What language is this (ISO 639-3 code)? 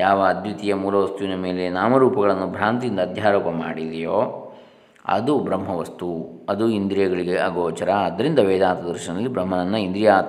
kan